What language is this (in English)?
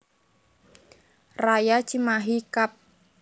Javanese